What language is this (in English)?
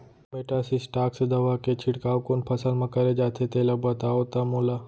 Chhattisgarhi